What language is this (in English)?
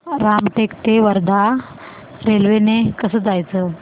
Marathi